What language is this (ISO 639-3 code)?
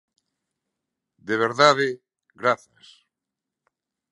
glg